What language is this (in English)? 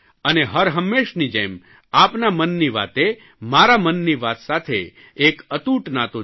Gujarati